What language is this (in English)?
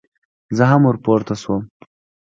Pashto